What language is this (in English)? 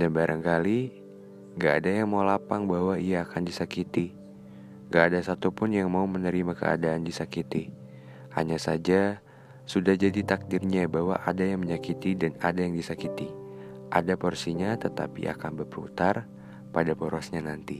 Indonesian